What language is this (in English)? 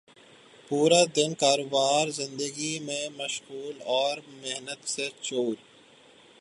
Urdu